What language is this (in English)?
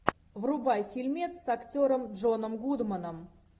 Russian